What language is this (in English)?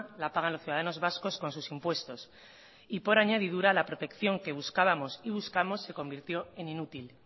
Spanish